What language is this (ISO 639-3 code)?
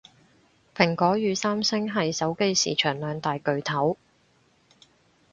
yue